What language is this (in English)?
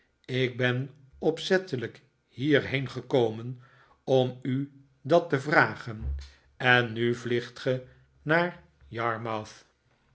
Dutch